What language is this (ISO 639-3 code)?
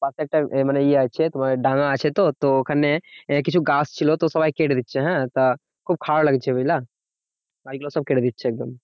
ben